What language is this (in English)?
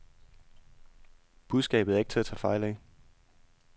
Danish